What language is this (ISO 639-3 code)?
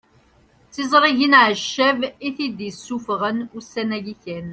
kab